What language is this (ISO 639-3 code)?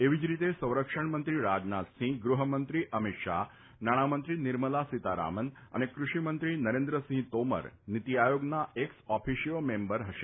guj